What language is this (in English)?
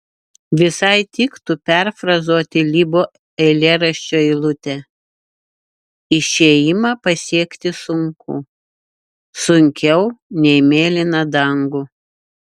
Lithuanian